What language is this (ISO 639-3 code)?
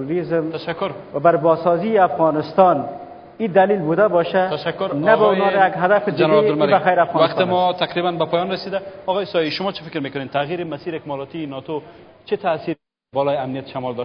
fas